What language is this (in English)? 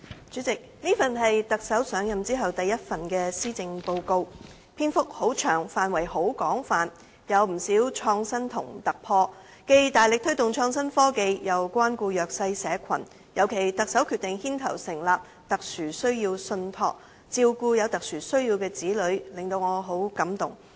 Cantonese